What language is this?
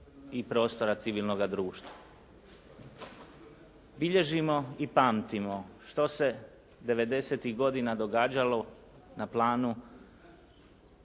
Croatian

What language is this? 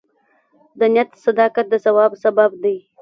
Pashto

